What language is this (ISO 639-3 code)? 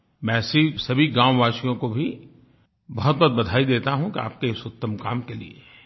hin